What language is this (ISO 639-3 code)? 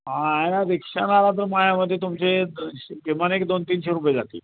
mar